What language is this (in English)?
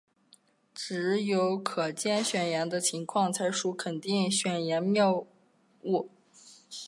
Chinese